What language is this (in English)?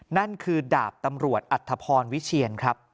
Thai